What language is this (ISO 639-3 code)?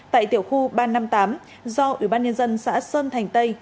vie